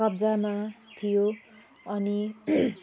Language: Nepali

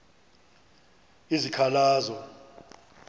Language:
Xhosa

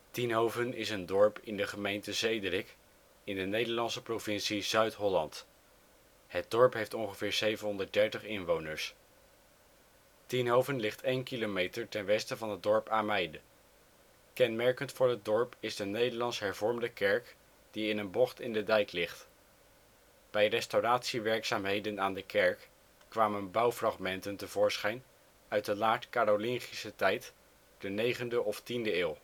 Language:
Dutch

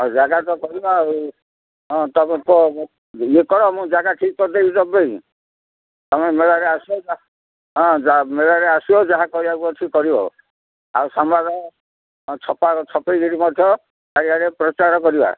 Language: Odia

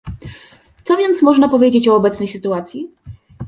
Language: Polish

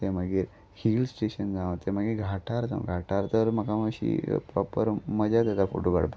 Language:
Konkani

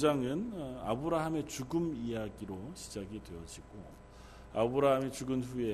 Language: Korean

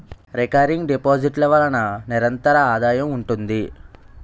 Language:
Telugu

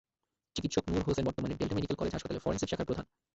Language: Bangla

